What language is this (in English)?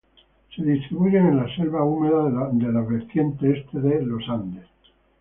Spanish